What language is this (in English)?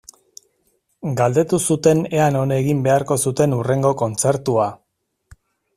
Basque